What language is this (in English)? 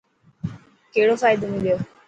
Dhatki